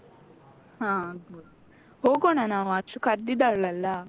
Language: Kannada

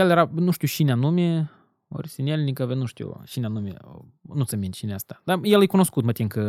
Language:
Romanian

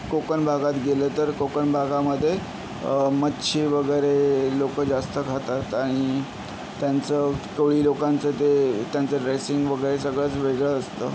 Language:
Marathi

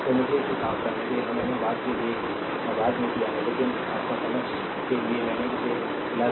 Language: Hindi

